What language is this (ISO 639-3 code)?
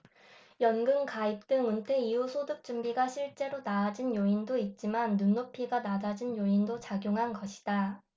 kor